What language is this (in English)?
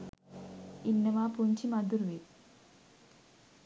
Sinhala